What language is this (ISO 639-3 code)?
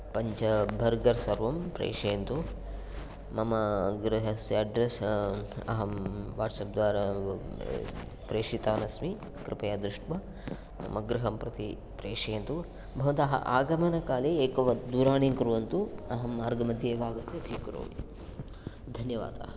san